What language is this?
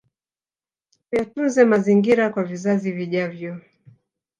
Swahili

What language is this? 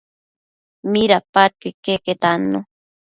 Matsés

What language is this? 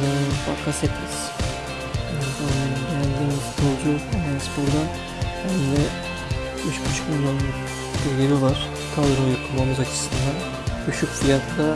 Turkish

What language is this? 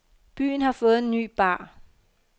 Danish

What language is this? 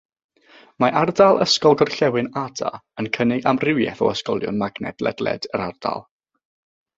Welsh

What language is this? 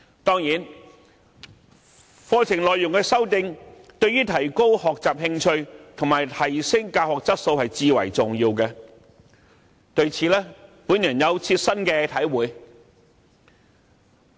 Cantonese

